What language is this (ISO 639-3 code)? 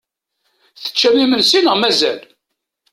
kab